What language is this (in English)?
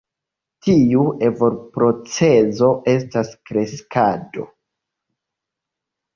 Esperanto